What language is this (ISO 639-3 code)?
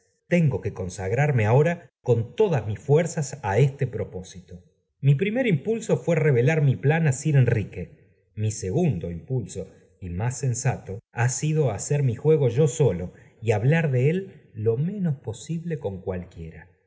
spa